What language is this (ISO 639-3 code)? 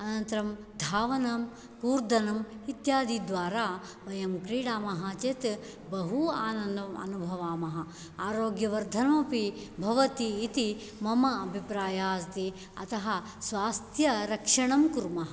san